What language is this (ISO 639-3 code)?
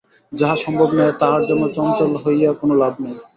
ben